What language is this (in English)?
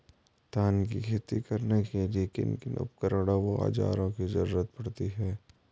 Hindi